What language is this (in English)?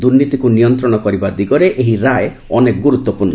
Odia